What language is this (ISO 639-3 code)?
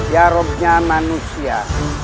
ind